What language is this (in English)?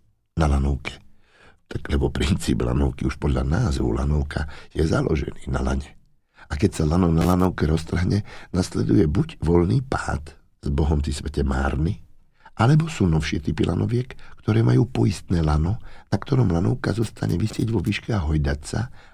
Slovak